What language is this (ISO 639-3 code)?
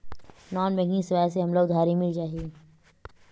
hne